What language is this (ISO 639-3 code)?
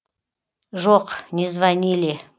kaz